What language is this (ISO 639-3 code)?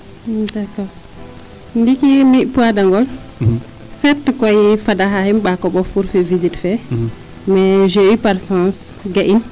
srr